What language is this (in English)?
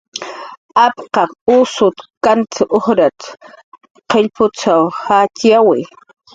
Jaqaru